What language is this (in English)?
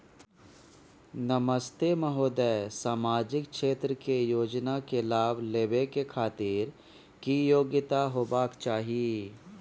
Maithili